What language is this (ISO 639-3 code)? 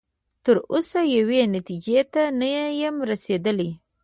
pus